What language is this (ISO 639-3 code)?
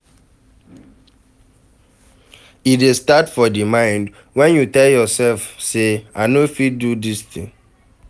pcm